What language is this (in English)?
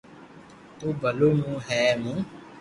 Loarki